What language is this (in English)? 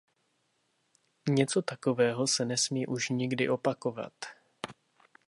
Czech